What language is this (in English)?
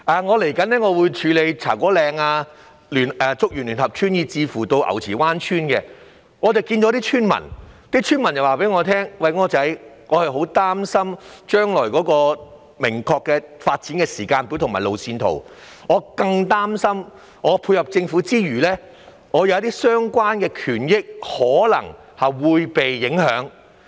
Cantonese